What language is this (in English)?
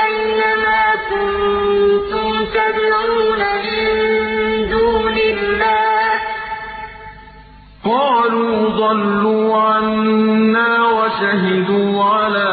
Arabic